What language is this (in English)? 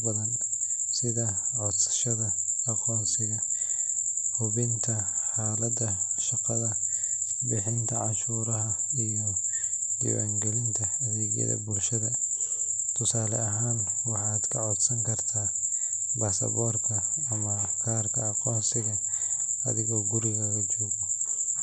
Somali